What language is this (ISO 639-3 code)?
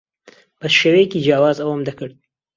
ckb